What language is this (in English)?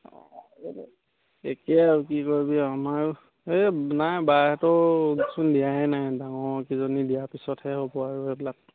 Assamese